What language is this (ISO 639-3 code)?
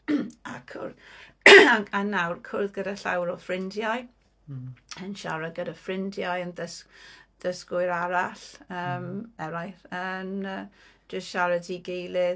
cym